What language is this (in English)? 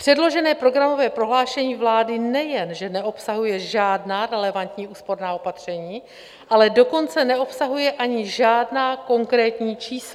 Czech